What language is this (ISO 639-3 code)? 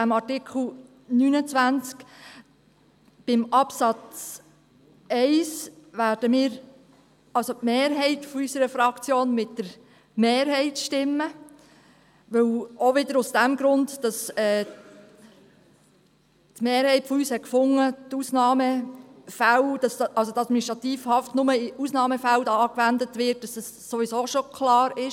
gsw